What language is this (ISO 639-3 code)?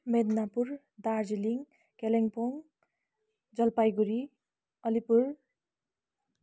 nep